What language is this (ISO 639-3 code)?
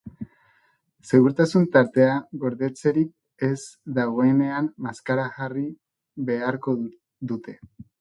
eus